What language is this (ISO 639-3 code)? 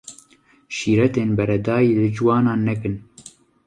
kur